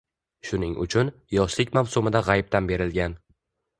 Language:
Uzbek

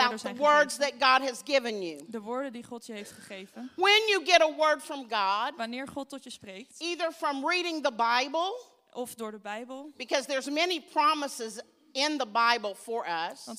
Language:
Dutch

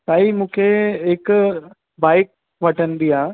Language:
Sindhi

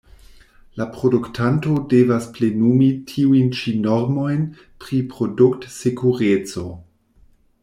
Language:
Esperanto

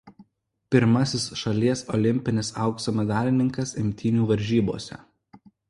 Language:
Lithuanian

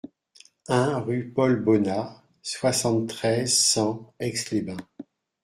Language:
French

